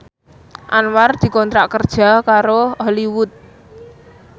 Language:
Javanese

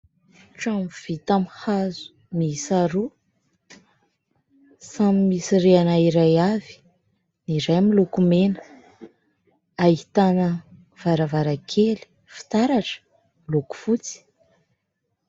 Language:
Malagasy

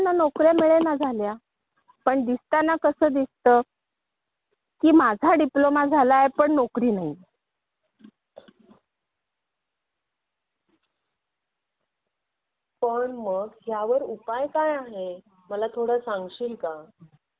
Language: Marathi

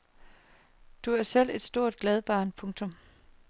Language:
Danish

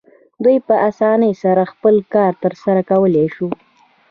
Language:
Pashto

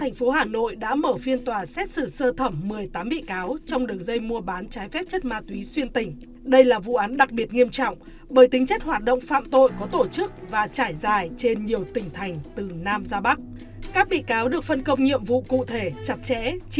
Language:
Vietnamese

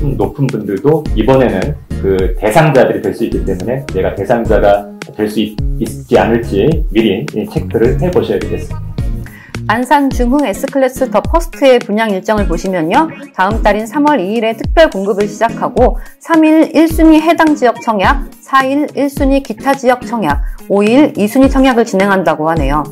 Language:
Korean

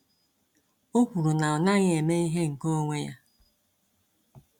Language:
Igbo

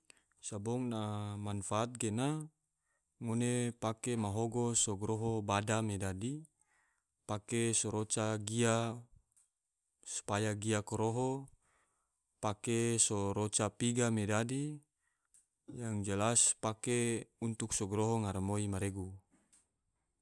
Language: Tidore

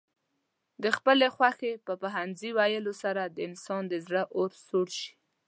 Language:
Pashto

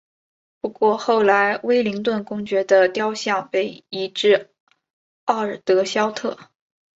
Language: Chinese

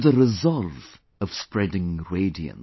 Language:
English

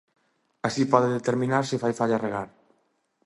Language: Galician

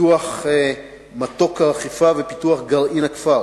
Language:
Hebrew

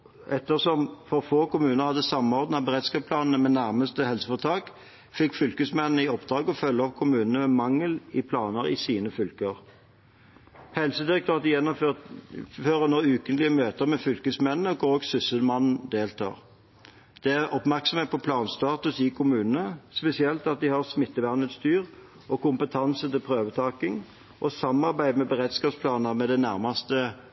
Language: Norwegian Bokmål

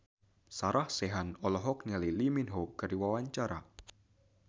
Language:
Sundanese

